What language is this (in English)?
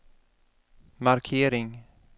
Swedish